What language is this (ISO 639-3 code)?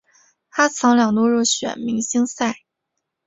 zho